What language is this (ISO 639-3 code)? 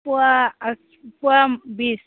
brx